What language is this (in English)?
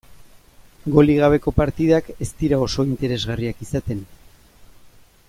Basque